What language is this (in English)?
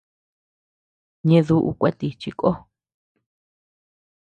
Tepeuxila Cuicatec